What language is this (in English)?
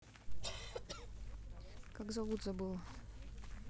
Russian